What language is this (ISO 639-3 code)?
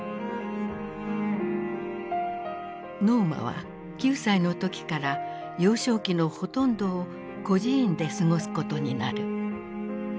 jpn